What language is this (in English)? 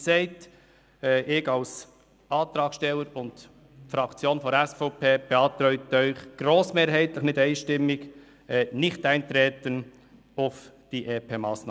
Swiss German